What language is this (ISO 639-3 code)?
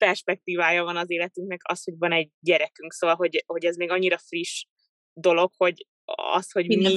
hun